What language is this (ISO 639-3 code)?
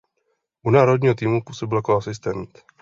ces